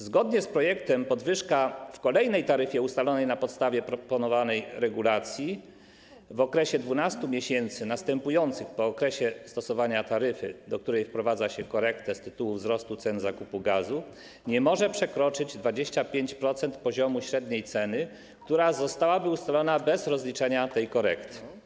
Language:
Polish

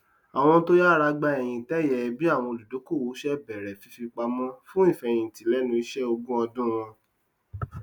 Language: Yoruba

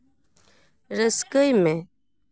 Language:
Santali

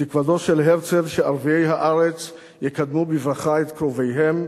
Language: Hebrew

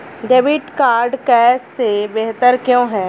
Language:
Hindi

